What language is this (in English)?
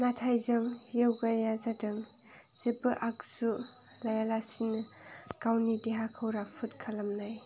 Bodo